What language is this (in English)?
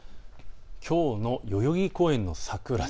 Japanese